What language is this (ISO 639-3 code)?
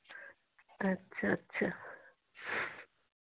hin